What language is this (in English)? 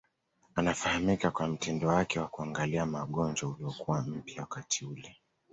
Swahili